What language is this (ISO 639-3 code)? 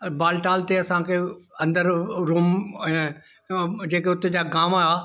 snd